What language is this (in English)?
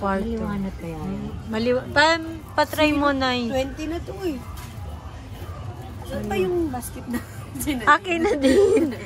Filipino